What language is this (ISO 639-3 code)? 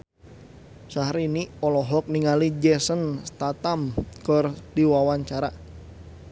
sun